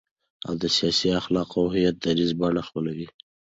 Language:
Pashto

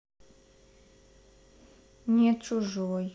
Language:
Russian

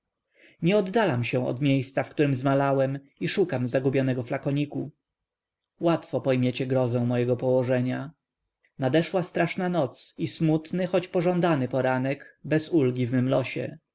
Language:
Polish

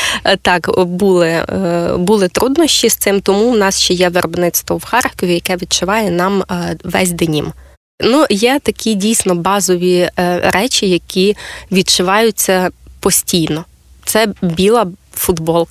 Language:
Ukrainian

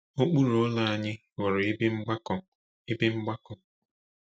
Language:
Igbo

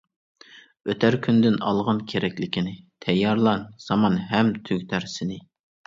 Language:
Uyghur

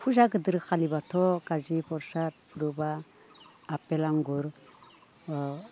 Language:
Bodo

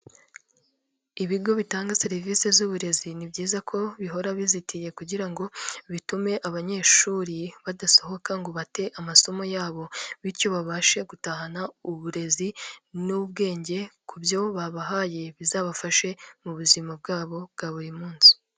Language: Kinyarwanda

